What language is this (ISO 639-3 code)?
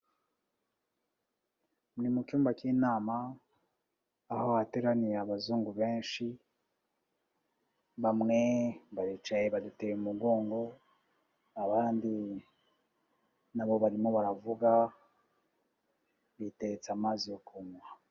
kin